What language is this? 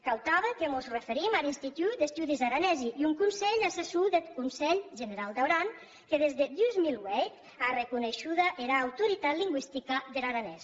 Catalan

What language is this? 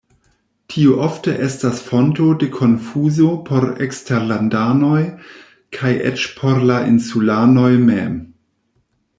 Esperanto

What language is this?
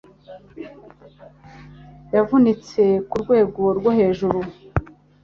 Kinyarwanda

